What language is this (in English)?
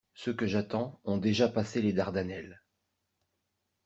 French